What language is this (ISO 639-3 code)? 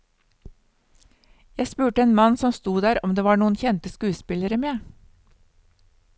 nor